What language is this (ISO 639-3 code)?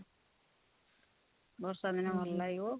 ori